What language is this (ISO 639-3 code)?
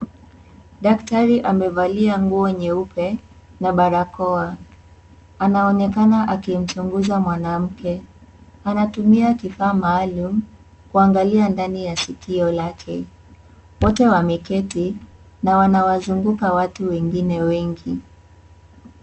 swa